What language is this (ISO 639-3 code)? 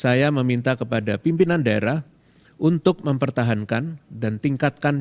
ind